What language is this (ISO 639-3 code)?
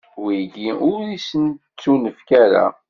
kab